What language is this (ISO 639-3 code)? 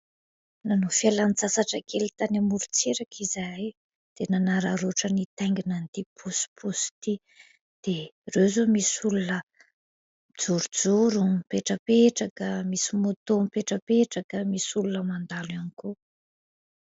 mlg